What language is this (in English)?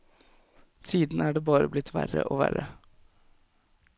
Norwegian